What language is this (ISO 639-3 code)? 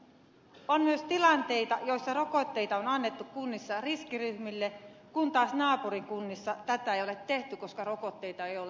fin